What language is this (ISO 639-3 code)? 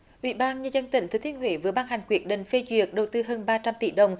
vie